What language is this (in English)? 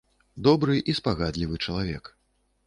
Belarusian